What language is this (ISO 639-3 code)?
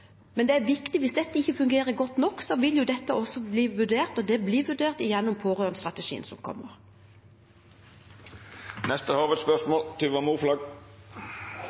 nor